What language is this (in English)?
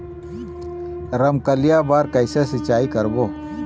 Chhattisgarhi